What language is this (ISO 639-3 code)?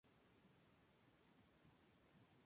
spa